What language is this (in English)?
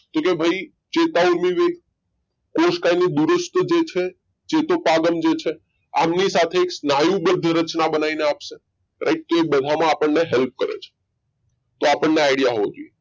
Gujarati